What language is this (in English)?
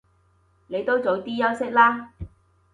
Cantonese